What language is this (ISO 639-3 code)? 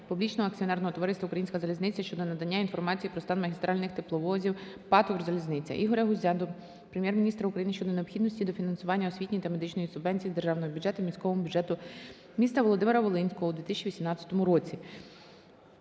ukr